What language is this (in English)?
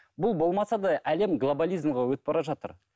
Kazakh